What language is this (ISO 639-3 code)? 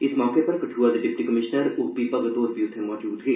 doi